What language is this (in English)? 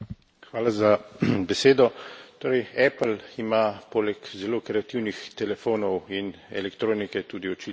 Slovenian